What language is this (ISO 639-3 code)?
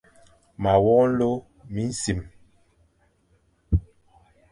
fan